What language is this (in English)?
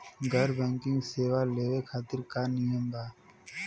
Bhojpuri